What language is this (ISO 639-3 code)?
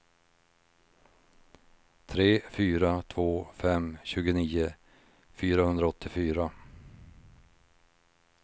swe